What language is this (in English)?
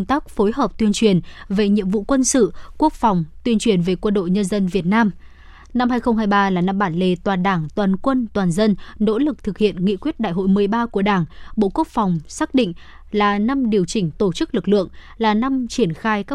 Vietnamese